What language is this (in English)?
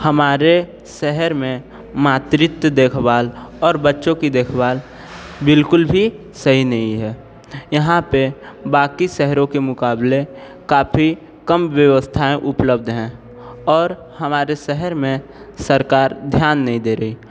Hindi